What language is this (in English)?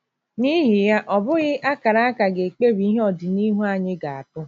Igbo